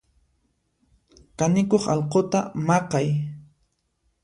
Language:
Puno Quechua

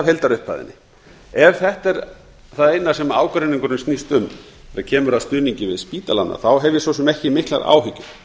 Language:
Icelandic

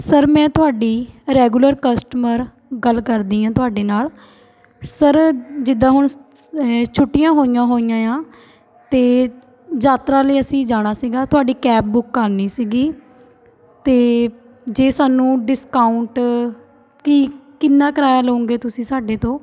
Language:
Punjabi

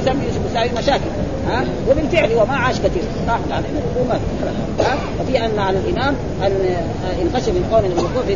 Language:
Arabic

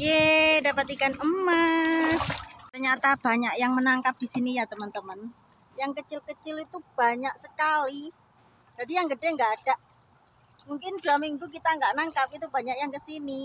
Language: Indonesian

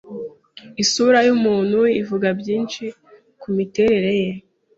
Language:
Kinyarwanda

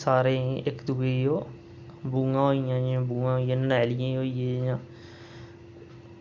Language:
Dogri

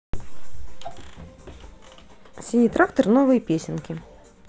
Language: Russian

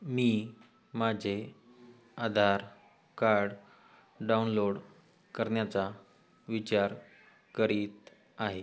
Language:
Marathi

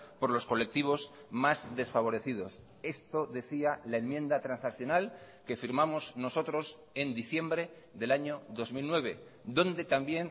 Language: Spanish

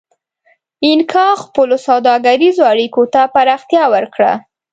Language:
Pashto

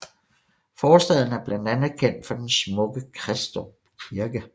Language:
Danish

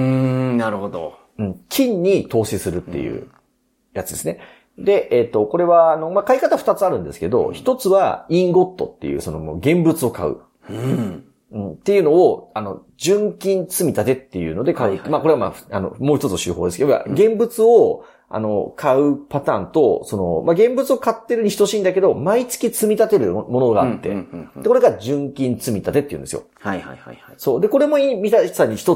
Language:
Japanese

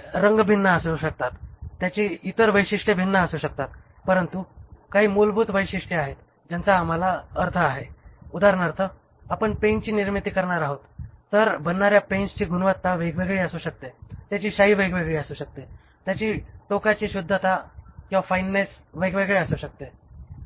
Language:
Marathi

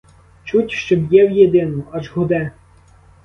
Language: Ukrainian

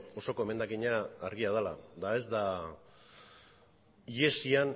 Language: Basque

